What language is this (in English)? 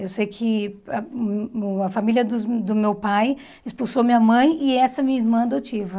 Portuguese